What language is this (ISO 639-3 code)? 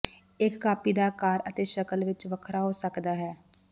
pan